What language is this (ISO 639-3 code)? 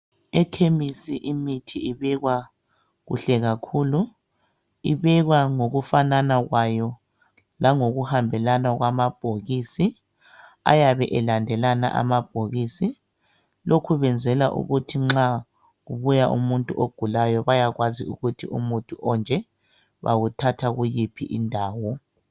nde